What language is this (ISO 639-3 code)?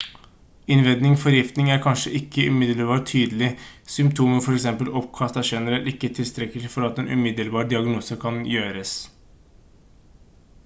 nob